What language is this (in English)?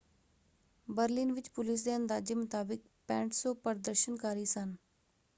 Punjabi